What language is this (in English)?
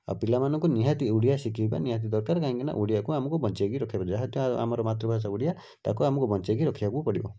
Odia